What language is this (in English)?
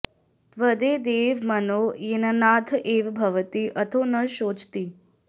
Sanskrit